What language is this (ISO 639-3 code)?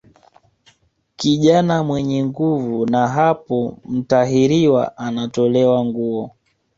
swa